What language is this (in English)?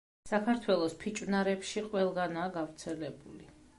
Georgian